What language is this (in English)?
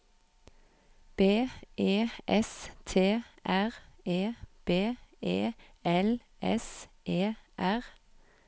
Norwegian